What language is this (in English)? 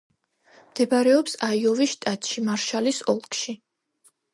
Georgian